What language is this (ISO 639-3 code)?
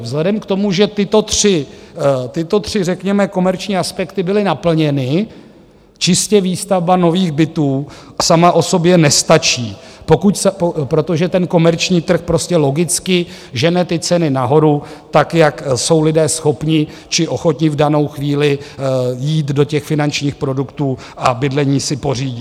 ces